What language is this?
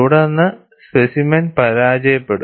Malayalam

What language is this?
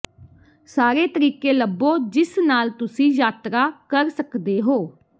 Punjabi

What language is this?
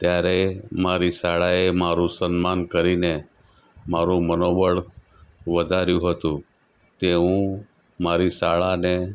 Gujarati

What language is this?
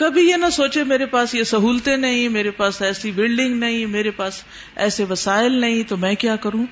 Urdu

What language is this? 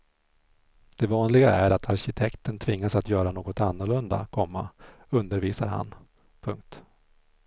Swedish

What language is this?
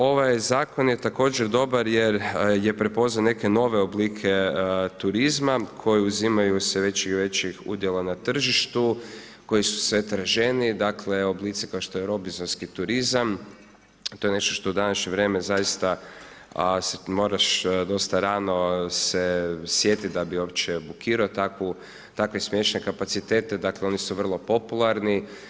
Croatian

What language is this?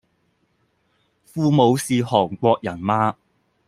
Cantonese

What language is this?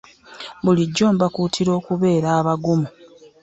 Ganda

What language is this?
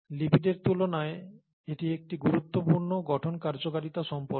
Bangla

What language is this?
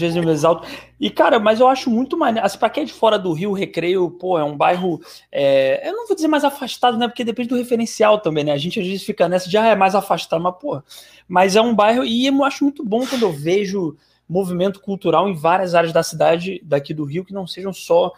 Portuguese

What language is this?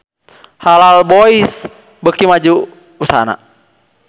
Sundanese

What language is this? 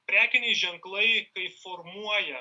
Lithuanian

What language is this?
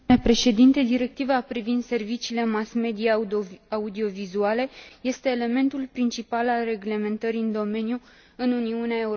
Romanian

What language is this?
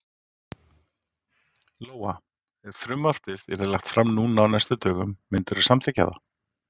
Icelandic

